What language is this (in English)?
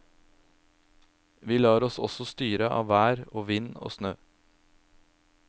Norwegian